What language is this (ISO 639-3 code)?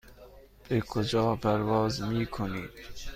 fas